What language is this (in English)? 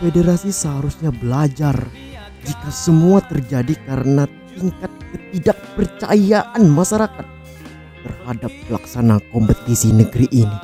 Indonesian